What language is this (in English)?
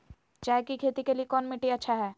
Magahi